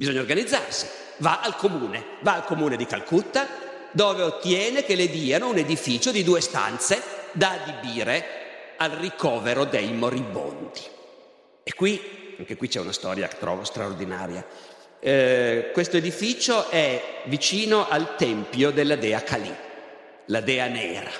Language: Italian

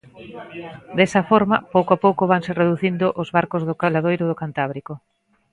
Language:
Galician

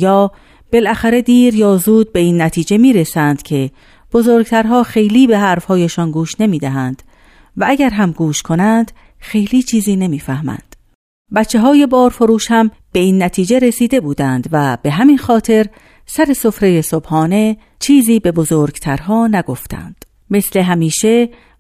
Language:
Persian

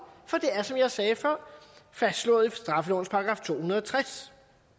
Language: Danish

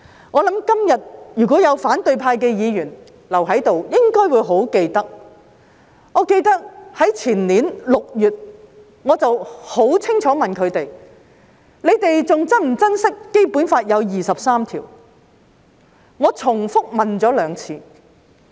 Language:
Cantonese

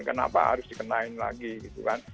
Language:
Indonesian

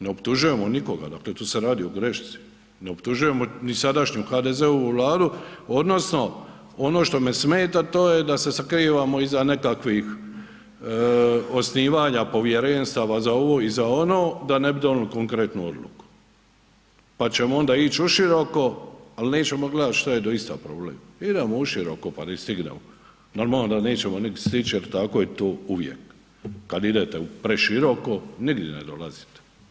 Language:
Croatian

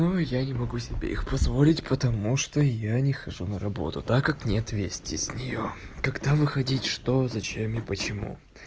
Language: Russian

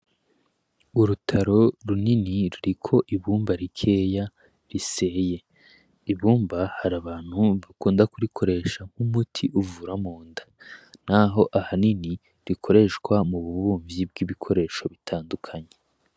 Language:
Rundi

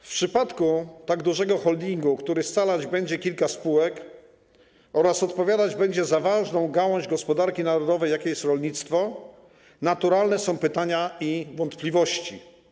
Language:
Polish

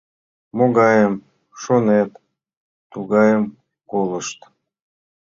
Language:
Mari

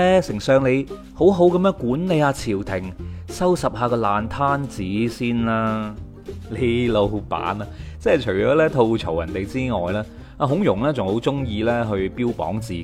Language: Chinese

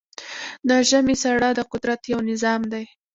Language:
Pashto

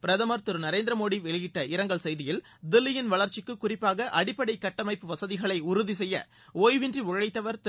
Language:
Tamil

